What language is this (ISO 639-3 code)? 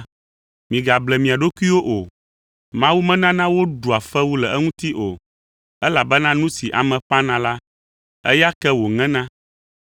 ewe